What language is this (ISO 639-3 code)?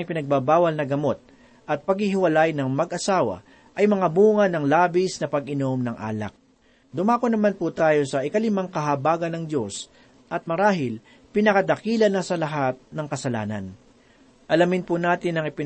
fil